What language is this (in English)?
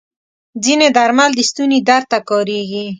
Pashto